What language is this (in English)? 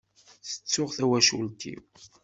Kabyle